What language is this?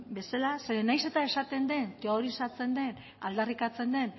Basque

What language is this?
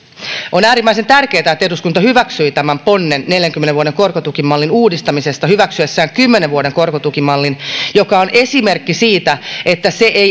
Finnish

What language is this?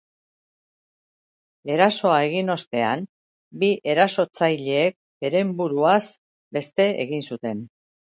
Basque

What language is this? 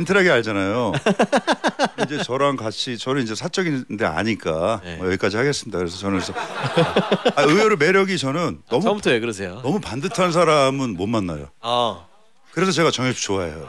Korean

